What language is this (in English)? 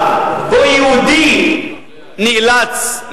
Hebrew